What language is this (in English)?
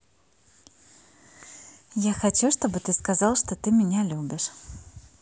Russian